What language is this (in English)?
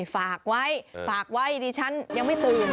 Thai